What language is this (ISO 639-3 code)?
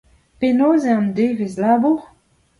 bre